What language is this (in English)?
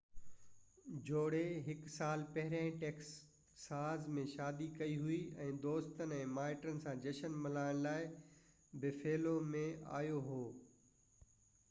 Sindhi